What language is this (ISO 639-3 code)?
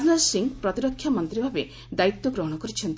ori